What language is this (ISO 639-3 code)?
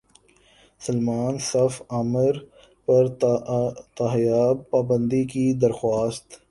urd